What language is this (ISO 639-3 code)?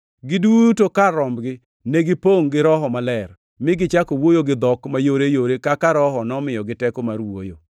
luo